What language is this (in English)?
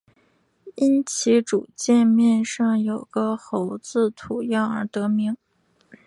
Chinese